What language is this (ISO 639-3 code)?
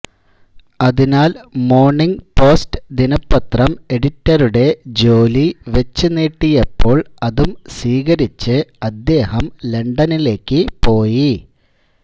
mal